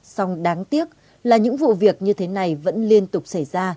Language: Vietnamese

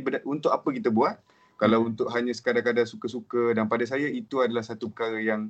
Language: Malay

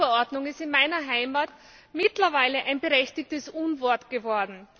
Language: German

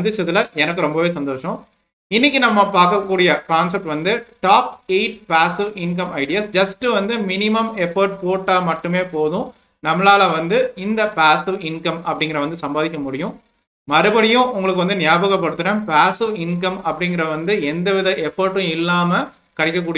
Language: Tamil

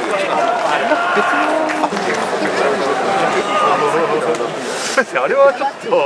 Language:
Japanese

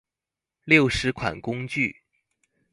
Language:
Chinese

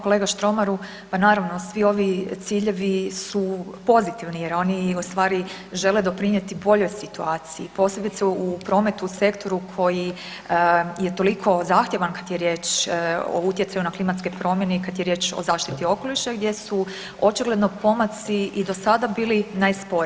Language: Croatian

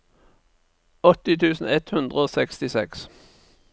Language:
Norwegian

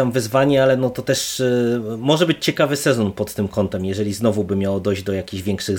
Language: Polish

